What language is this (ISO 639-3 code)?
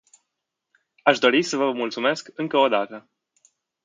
ron